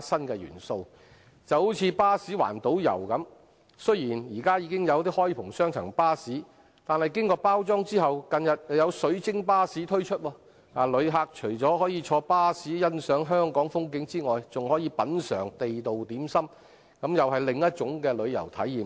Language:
Cantonese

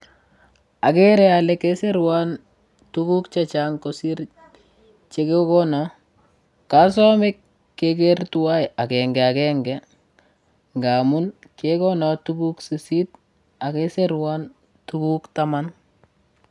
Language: Kalenjin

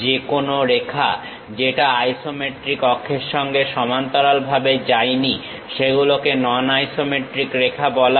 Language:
Bangla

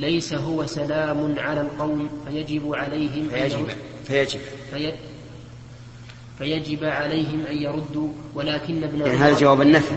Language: Arabic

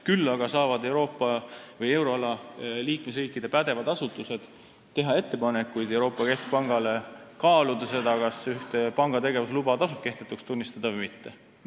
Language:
Estonian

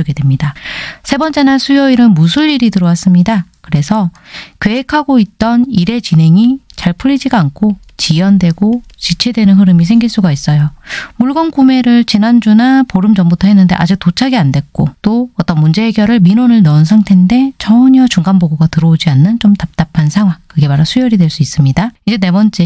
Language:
Korean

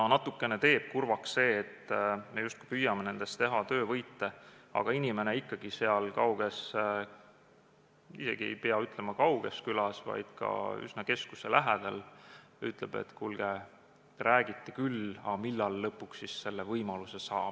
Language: Estonian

